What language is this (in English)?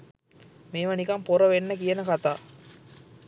Sinhala